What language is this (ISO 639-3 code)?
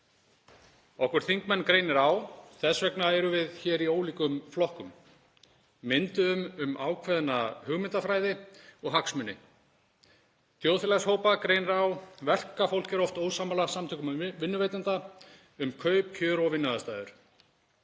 isl